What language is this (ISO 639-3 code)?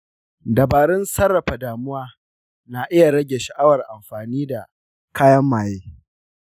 hau